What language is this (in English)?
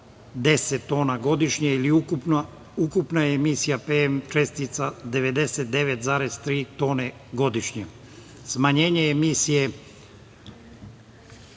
Serbian